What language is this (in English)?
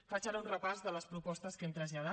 Catalan